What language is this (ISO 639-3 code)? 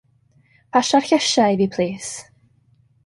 cym